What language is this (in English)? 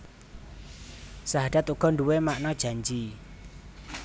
Javanese